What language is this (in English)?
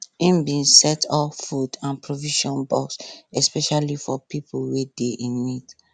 Nigerian Pidgin